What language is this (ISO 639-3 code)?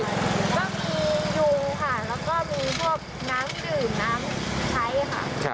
tha